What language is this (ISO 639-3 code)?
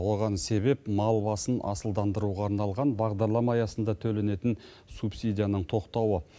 kaz